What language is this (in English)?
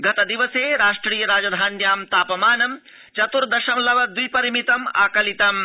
Sanskrit